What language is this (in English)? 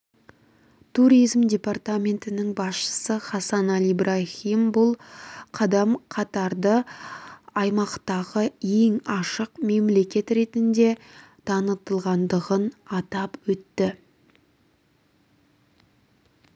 Kazakh